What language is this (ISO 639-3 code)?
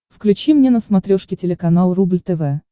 rus